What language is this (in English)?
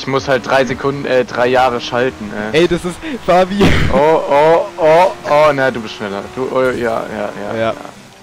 German